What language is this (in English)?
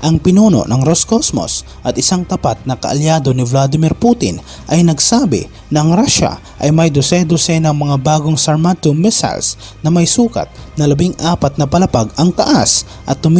Filipino